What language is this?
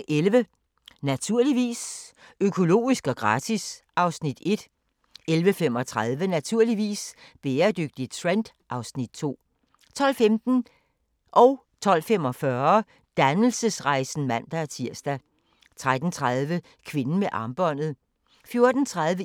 Danish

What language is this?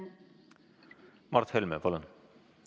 Estonian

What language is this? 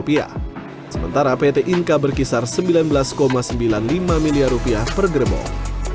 Indonesian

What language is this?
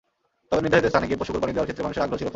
Bangla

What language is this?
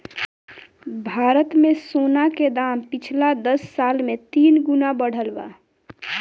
Bhojpuri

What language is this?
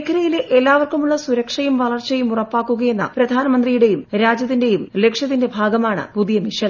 Malayalam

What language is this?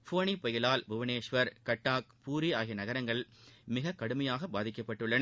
Tamil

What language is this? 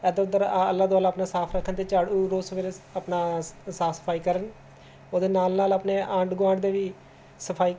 Punjabi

